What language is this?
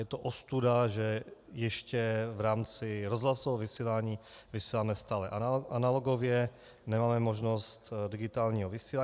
Czech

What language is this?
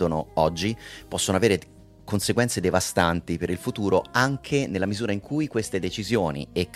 Italian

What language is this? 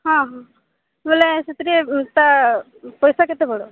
Odia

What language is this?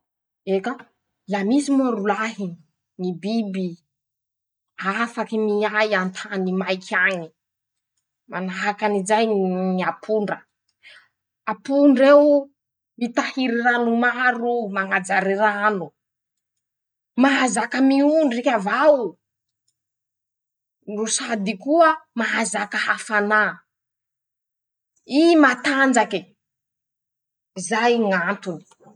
Masikoro Malagasy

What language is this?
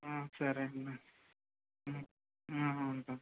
Telugu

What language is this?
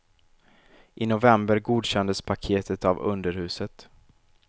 Swedish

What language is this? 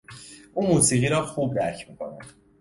Persian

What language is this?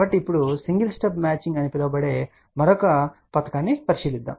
Telugu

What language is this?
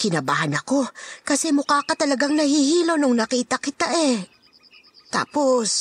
Filipino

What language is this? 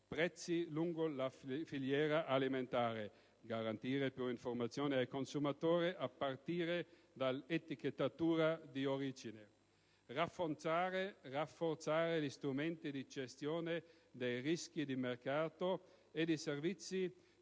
Italian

